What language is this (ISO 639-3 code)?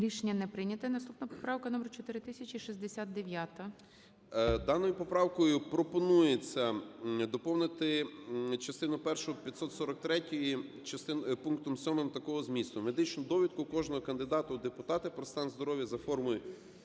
ukr